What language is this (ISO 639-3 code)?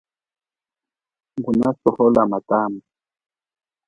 cjk